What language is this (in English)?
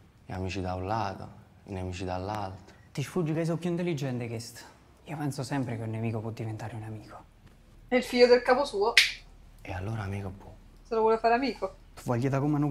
Italian